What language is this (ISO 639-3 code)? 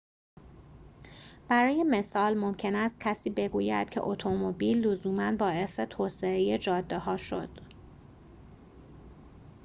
fas